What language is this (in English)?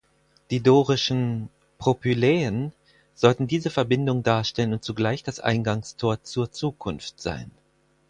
German